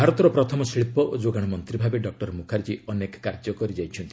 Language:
Odia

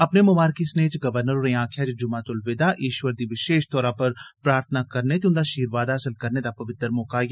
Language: Dogri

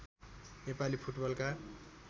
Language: Nepali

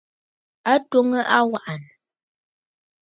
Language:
Bafut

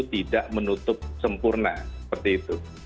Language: Indonesian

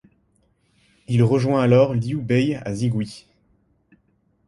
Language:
French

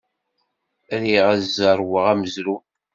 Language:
Kabyle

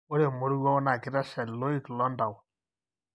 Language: Masai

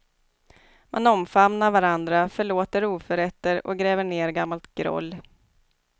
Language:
Swedish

